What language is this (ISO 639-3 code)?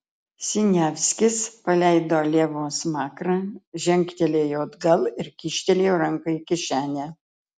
lit